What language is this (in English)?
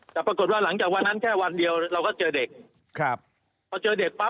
Thai